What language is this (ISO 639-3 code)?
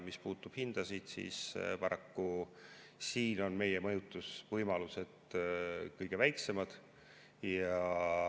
est